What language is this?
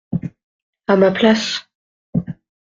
French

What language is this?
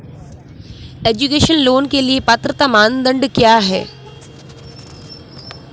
Hindi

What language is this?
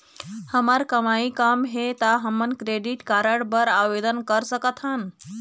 Chhattisgarhi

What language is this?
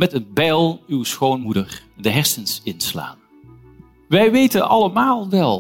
Dutch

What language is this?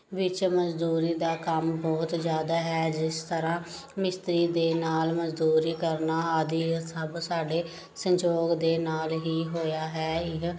Punjabi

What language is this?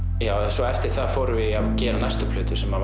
Icelandic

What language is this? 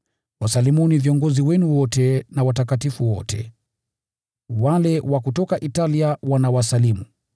Swahili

